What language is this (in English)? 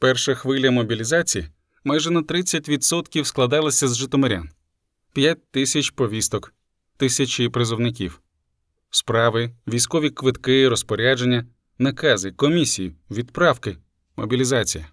Ukrainian